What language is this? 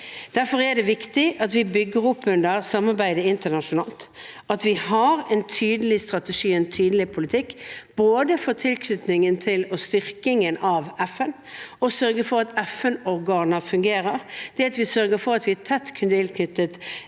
Norwegian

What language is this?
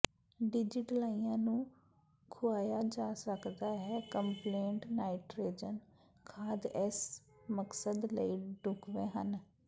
Punjabi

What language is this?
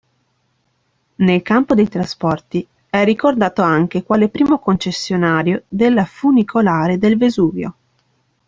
Italian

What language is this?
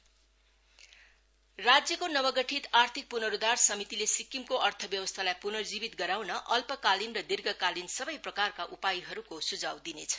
Nepali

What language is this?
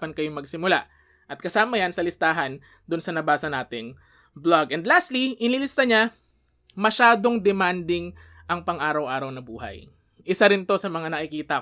Filipino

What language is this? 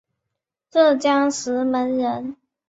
Chinese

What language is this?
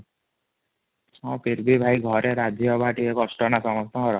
Odia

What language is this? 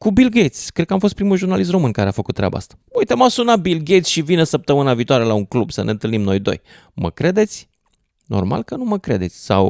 Romanian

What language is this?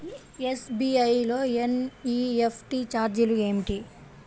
Telugu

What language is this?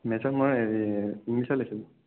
Assamese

